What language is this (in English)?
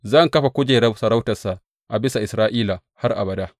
Hausa